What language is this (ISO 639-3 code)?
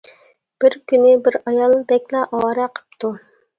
uig